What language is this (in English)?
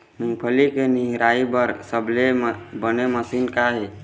Chhattisgarhi